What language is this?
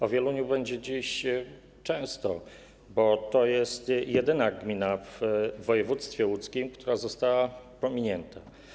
Polish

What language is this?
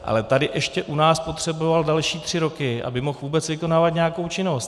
Czech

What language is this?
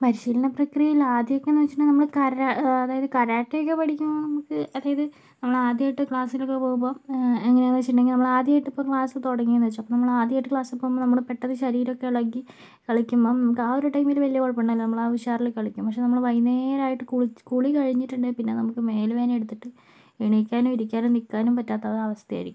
Malayalam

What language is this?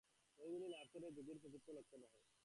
Bangla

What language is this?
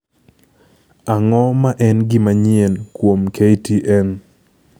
Luo (Kenya and Tanzania)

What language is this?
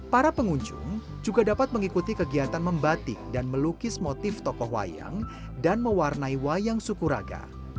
Indonesian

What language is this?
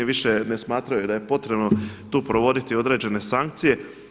Croatian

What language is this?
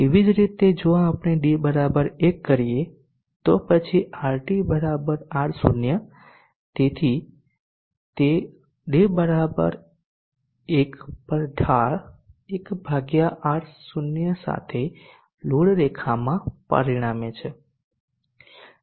Gujarati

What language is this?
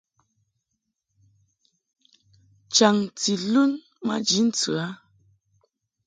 Mungaka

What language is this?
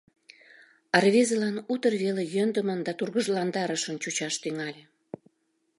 Mari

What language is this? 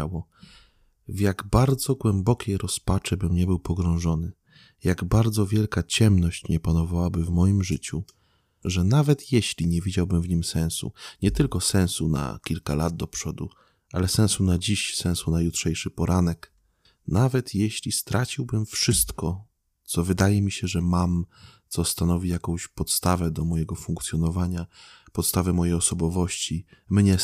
Polish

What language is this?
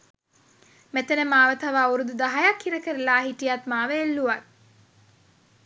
Sinhala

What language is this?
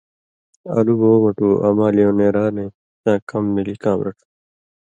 Indus Kohistani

